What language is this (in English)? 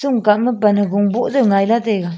Wancho Naga